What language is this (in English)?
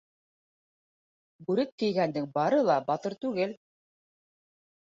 Bashkir